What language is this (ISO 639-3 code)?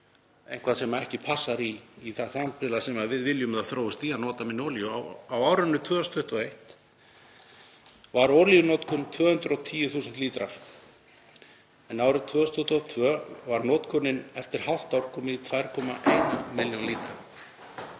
isl